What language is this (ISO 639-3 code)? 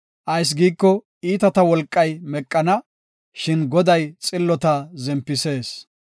gof